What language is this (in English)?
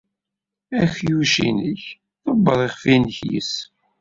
Kabyle